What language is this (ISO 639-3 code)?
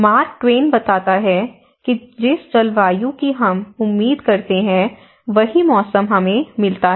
hin